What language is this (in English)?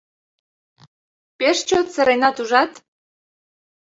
Mari